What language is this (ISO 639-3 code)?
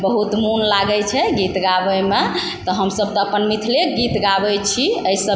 mai